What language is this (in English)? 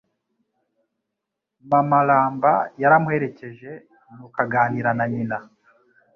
Kinyarwanda